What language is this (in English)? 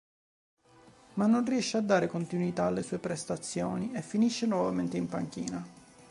Italian